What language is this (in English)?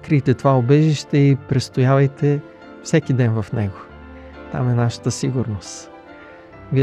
Bulgarian